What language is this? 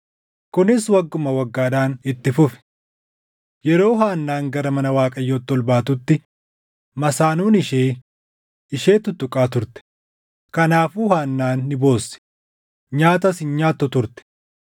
Oromo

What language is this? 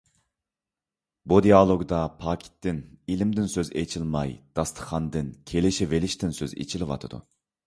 Uyghur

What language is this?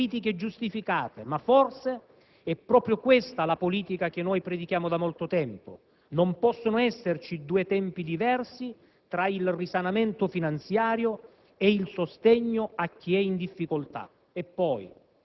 Italian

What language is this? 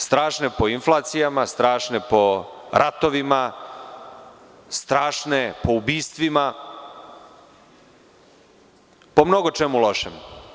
Serbian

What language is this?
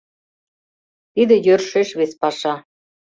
Mari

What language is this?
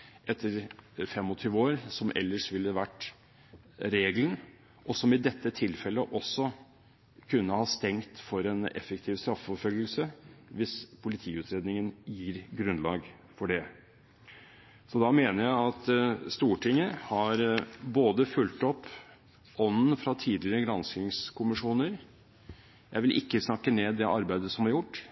Norwegian Bokmål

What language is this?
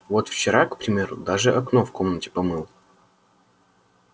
Russian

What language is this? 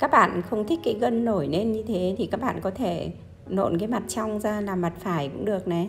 Vietnamese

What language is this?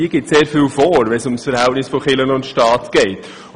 Swiss German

